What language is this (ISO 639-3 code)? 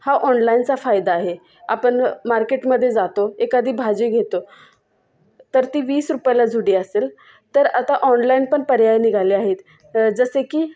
mar